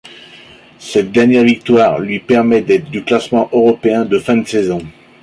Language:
French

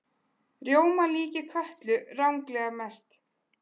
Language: Icelandic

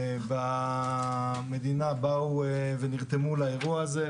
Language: Hebrew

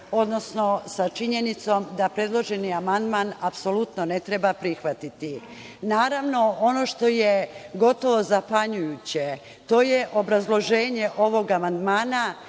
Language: Serbian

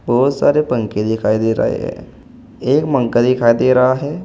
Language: Hindi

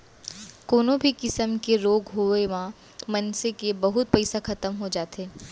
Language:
Chhattisgarhi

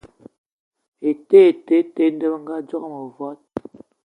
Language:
Eton (Cameroon)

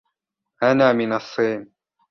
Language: Arabic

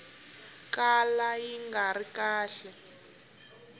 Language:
Tsonga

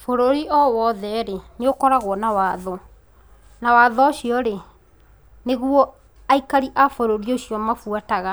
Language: Kikuyu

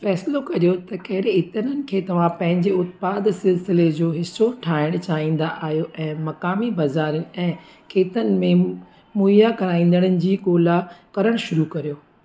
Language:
Sindhi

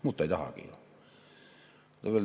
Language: Estonian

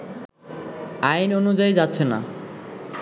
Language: Bangla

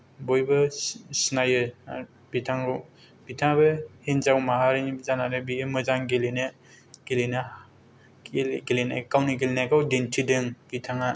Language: Bodo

